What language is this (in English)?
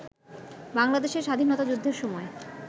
Bangla